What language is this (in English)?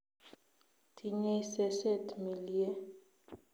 Kalenjin